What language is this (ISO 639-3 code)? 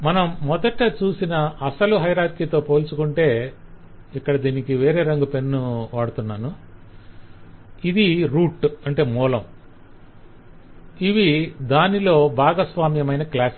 tel